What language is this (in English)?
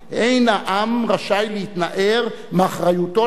Hebrew